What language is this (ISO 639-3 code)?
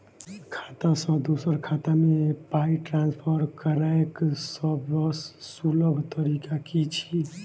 mai